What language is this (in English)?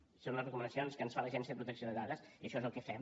Catalan